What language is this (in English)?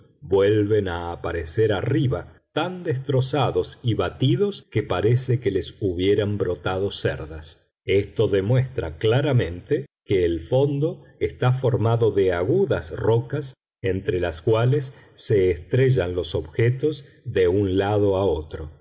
Spanish